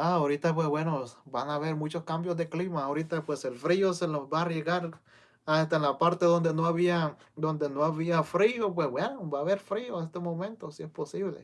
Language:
Spanish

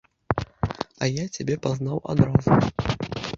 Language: Belarusian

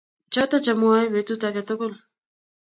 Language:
Kalenjin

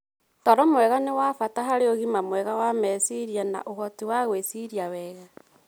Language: Kikuyu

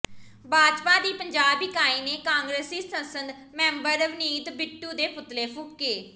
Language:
Punjabi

